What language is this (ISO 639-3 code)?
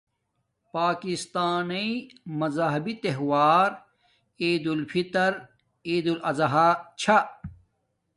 dmk